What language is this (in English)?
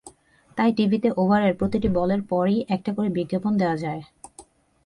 Bangla